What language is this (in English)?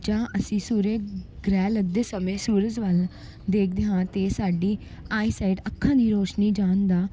Punjabi